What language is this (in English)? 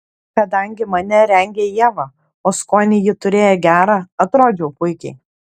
Lithuanian